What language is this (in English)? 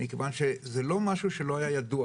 Hebrew